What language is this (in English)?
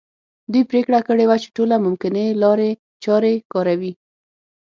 Pashto